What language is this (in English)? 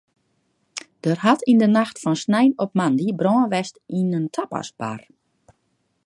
Western Frisian